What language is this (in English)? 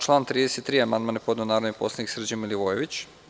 Serbian